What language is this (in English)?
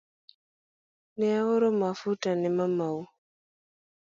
Luo (Kenya and Tanzania)